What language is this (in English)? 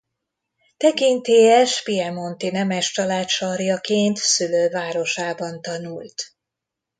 Hungarian